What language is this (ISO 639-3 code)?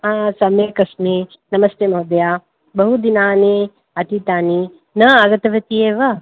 san